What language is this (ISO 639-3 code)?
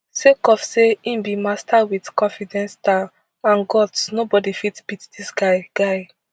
pcm